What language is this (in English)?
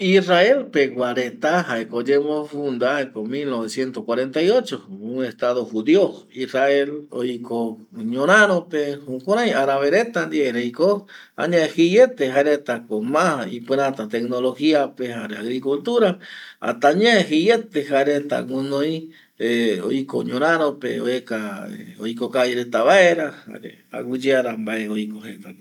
Eastern Bolivian Guaraní